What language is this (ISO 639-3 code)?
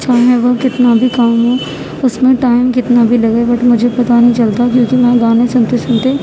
urd